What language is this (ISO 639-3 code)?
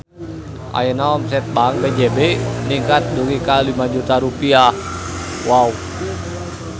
sun